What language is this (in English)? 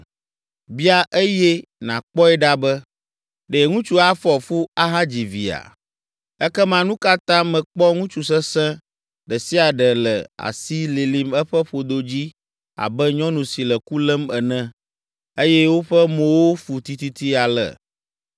Ewe